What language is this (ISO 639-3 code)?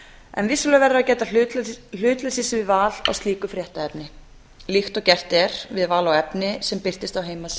isl